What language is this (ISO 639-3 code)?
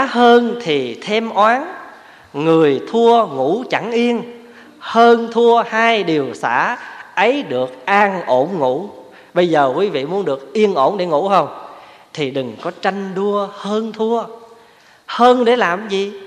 vie